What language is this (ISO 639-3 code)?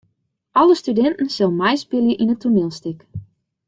fry